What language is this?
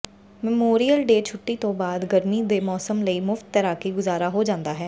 Punjabi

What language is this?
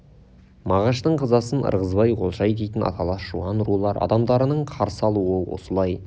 Kazakh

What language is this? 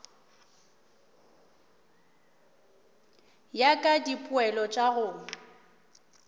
Northern Sotho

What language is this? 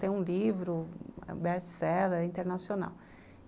Portuguese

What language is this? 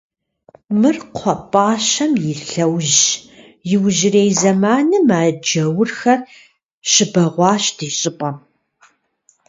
Kabardian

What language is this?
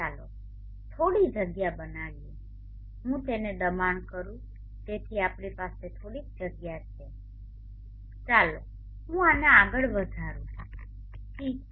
Gujarati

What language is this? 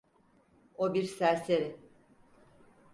Turkish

